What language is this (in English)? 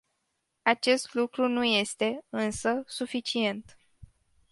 Romanian